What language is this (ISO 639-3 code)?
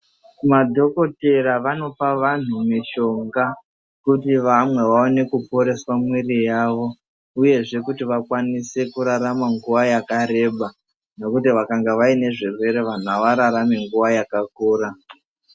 ndc